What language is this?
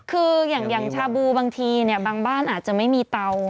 Thai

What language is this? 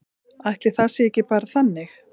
Icelandic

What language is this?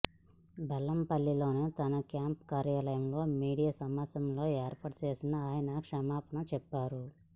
Telugu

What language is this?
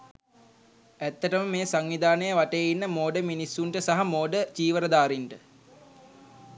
Sinhala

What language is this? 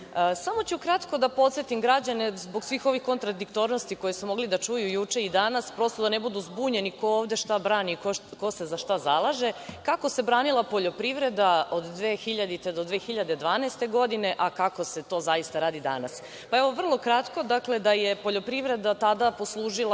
Serbian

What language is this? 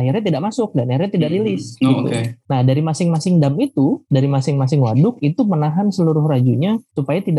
Indonesian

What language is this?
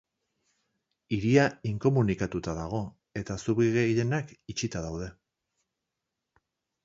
Basque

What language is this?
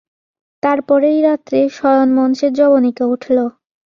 Bangla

